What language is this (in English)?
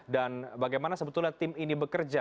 Indonesian